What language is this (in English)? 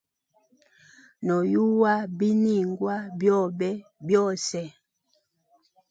Hemba